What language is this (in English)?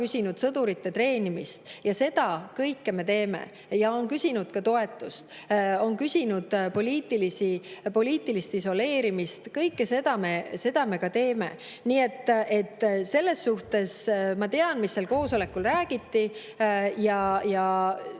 Estonian